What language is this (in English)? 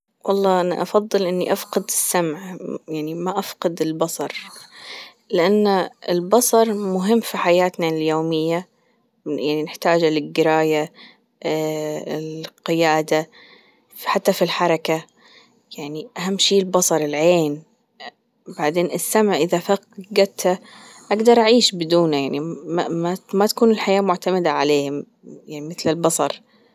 Gulf Arabic